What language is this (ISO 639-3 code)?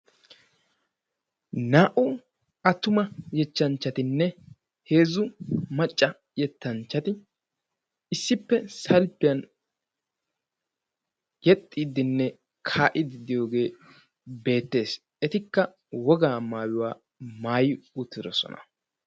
wal